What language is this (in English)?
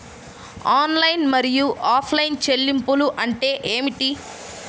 Telugu